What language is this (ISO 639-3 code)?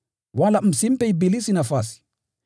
swa